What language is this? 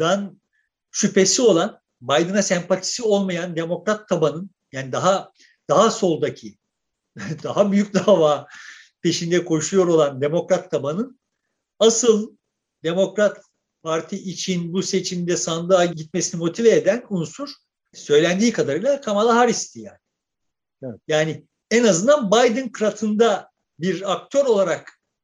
Turkish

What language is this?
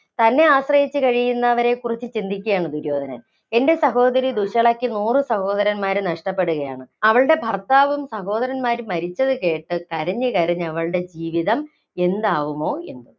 Malayalam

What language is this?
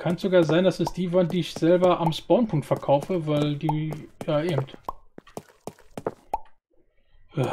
German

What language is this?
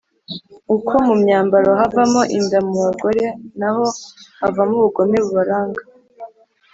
Kinyarwanda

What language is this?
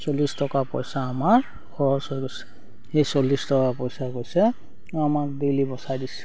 Assamese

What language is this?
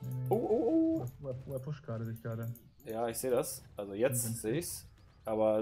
German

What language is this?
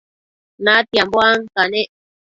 Matsés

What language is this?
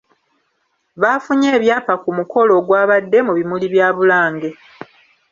Ganda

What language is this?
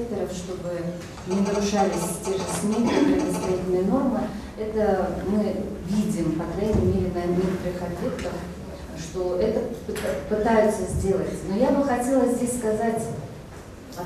Russian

